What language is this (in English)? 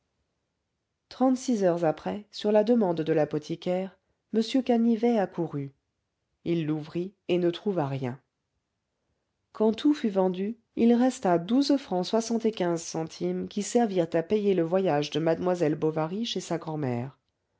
French